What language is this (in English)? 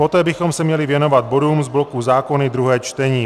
Czech